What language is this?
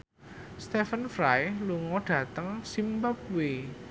Javanese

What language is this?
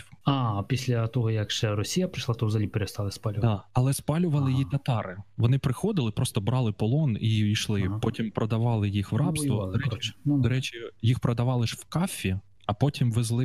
Ukrainian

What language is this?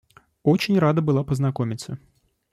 Russian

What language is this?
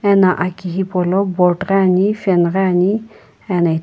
Sumi Naga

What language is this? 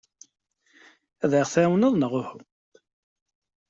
Kabyle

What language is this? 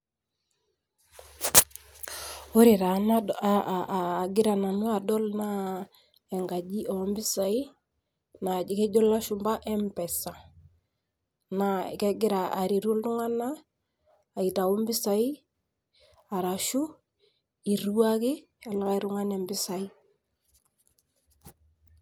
Masai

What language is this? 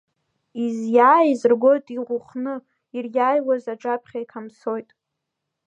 Abkhazian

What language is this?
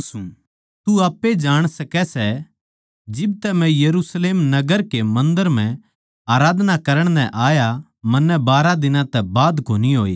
Haryanvi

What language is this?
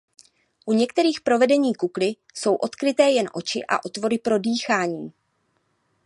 Czech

